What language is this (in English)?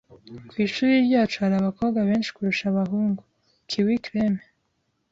Kinyarwanda